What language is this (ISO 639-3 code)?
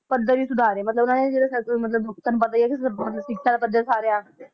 pan